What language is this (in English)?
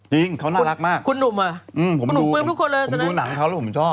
Thai